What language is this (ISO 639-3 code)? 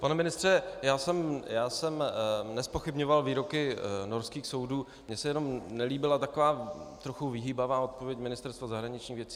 ces